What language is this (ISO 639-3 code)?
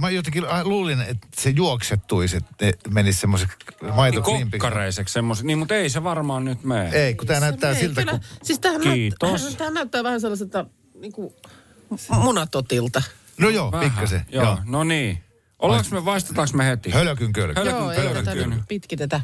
fin